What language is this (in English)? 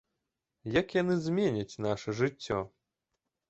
Belarusian